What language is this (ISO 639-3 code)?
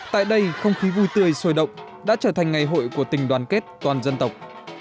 vie